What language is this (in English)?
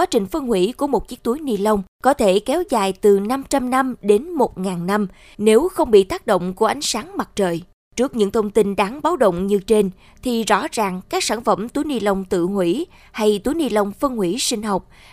Vietnamese